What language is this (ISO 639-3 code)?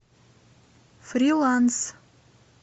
rus